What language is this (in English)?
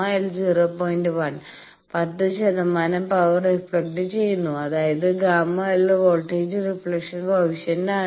Malayalam